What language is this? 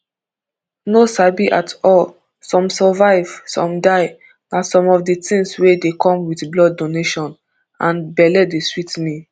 Nigerian Pidgin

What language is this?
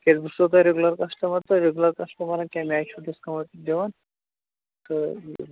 Kashmiri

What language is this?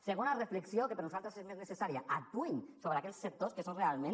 Catalan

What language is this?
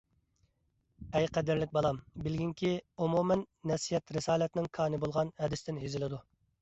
Uyghur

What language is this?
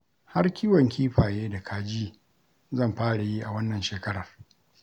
Hausa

